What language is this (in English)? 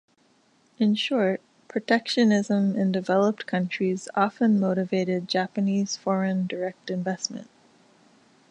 English